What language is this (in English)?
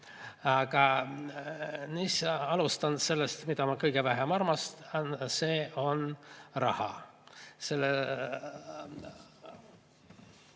Estonian